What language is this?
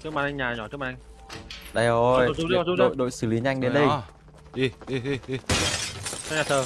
Vietnamese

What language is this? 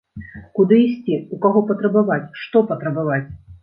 Belarusian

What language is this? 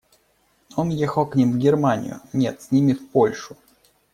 Russian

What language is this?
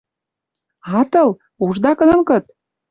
Western Mari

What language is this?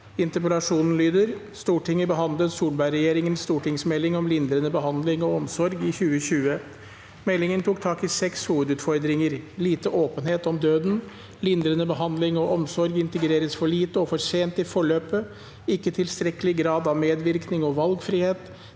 Norwegian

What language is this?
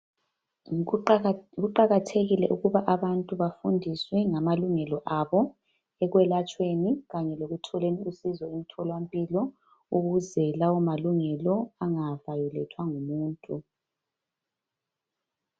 North Ndebele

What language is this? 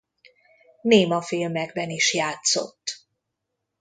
Hungarian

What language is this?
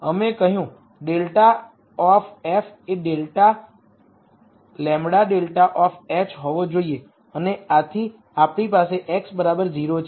Gujarati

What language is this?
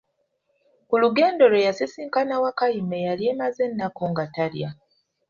Ganda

